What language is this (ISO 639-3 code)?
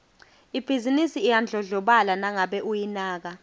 ssw